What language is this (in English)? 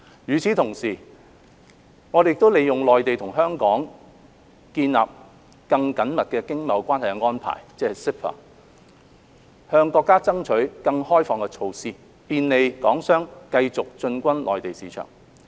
Cantonese